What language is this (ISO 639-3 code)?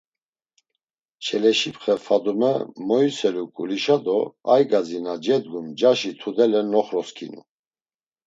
lzz